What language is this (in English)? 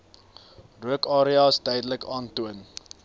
Afrikaans